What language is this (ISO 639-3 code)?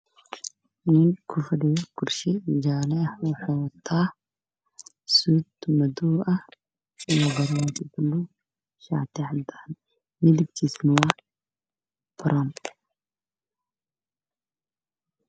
som